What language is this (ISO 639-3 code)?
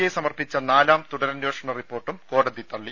mal